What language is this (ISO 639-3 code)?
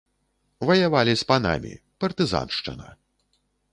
bel